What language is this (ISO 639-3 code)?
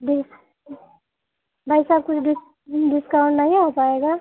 hin